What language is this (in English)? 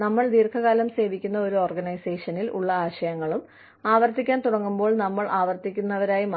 Malayalam